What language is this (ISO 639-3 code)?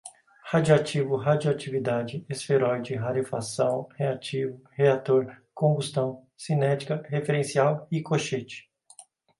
por